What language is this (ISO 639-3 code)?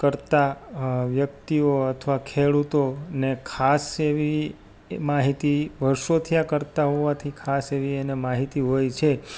guj